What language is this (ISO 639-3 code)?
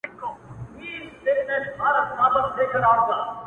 pus